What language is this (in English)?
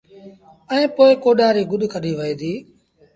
Sindhi Bhil